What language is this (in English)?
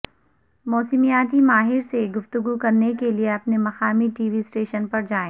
Urdu